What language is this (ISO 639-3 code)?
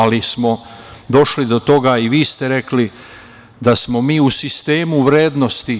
srp